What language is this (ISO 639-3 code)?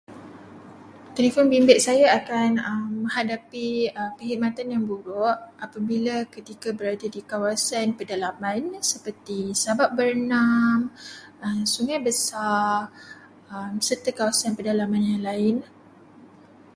msa